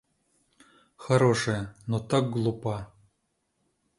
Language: Russian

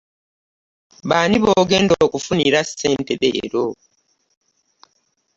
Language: Ganda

